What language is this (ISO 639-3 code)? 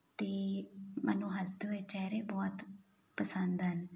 pan